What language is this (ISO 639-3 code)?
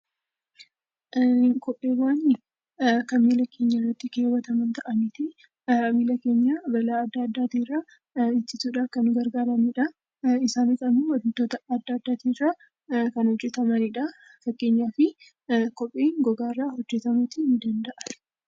orm